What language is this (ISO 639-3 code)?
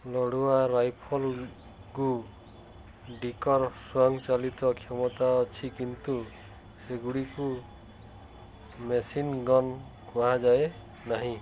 ori